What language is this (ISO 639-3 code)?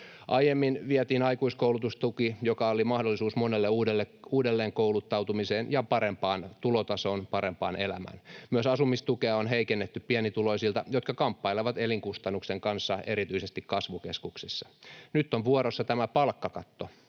fin